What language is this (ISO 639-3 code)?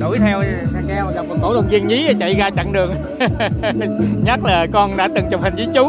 vie